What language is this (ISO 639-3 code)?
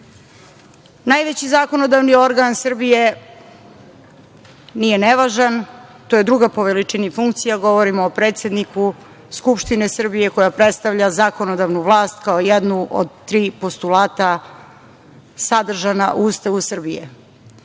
srp